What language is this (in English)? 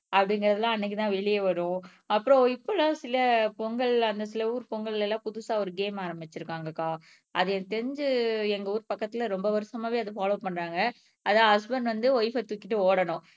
Tamil